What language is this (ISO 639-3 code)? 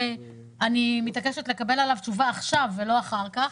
heb